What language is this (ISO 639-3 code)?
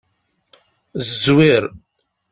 kab